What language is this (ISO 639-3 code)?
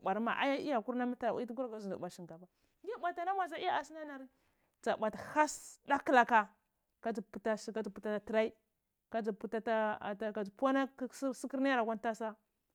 ckl